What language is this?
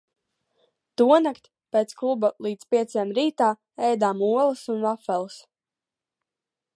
Latvian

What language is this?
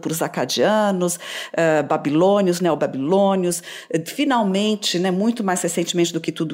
Portuguese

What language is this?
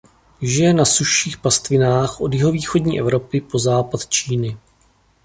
Czech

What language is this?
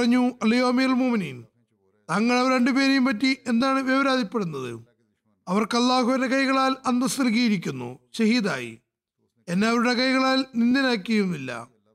Malayalam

